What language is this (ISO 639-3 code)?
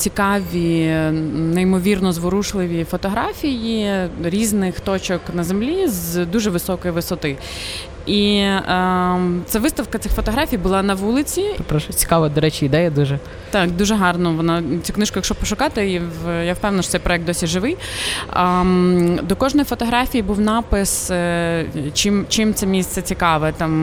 ukr